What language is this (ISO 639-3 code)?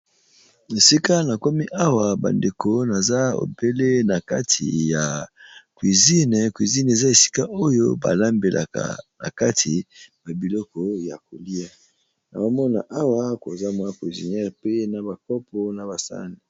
lin